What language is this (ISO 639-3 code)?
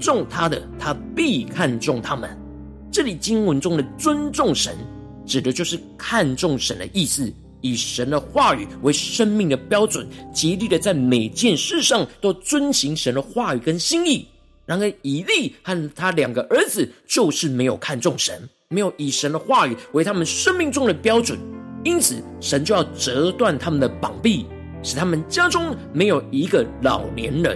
zho